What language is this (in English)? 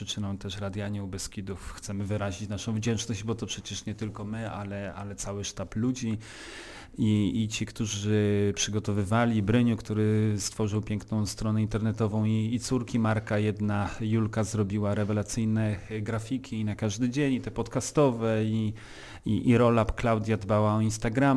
Polish